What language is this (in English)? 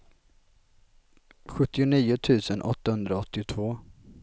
Swedish